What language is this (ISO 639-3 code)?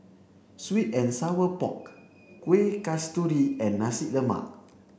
eng